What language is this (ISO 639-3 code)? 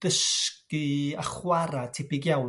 cym